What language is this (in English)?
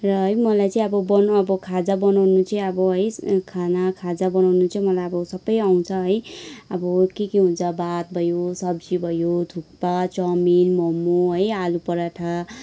Nepali